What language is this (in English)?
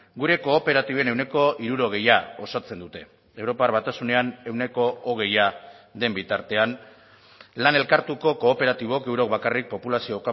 Basque